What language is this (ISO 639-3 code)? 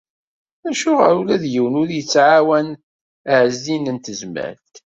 kab